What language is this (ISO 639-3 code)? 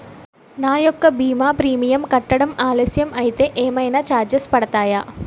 tel